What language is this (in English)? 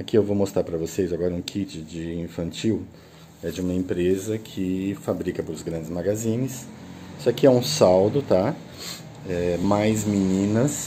Portuguese